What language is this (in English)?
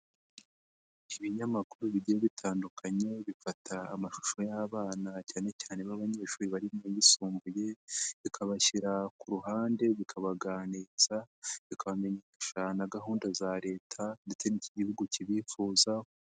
Kinyarwanda